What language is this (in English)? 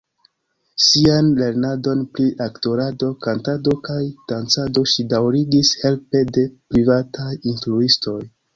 Esperanto